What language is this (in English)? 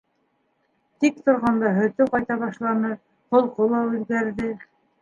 Bashkir